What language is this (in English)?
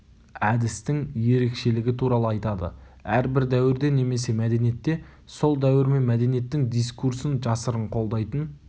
Kazakh